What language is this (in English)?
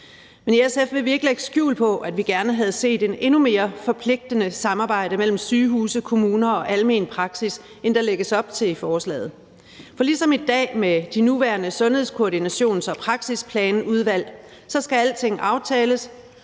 Danish